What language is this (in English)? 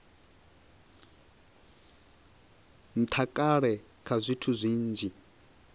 Venda